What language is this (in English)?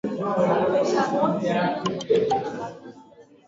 Swahili